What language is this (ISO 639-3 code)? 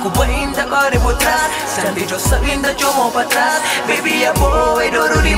ron